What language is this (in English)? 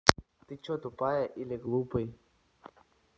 Russian